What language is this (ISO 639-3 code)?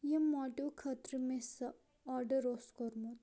kas